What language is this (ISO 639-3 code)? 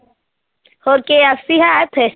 pan